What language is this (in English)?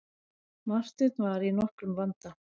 Icelandic